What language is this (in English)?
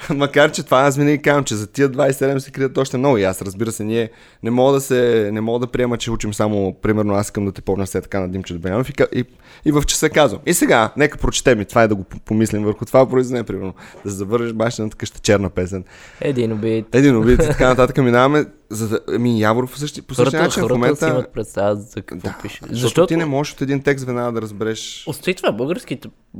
Bulgarian